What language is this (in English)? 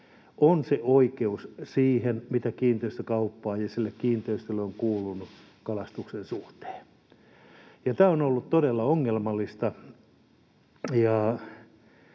Finnish